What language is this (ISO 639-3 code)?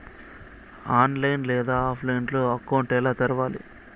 tel